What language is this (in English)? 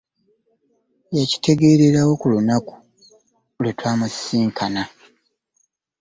Ganda